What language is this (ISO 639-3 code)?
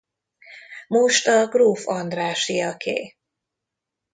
hun